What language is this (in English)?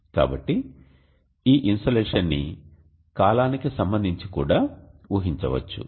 Telugu